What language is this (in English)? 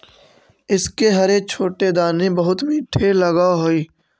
Magahi